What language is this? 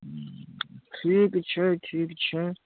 Maithili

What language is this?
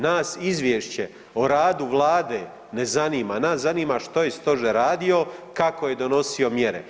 Croatian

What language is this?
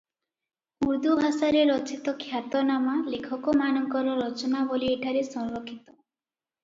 Odia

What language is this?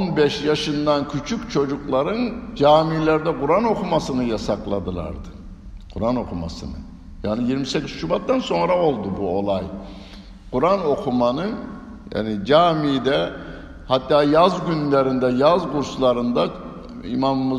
Turkish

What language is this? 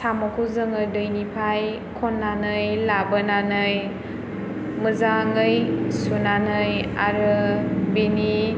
Bodo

